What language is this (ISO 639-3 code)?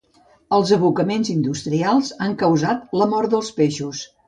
cat